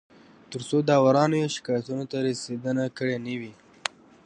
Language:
Pashto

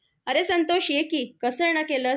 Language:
Marathi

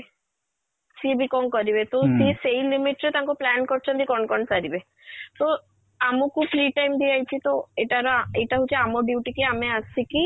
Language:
Odia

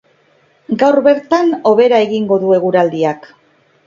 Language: Basque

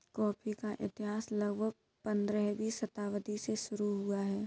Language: Hindi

